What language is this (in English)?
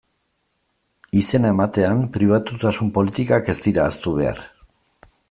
Basque